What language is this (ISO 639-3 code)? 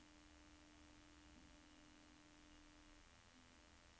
nor